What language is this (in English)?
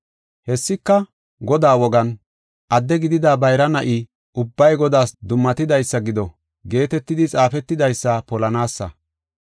Gofa